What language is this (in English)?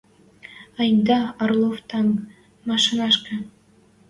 Western Mari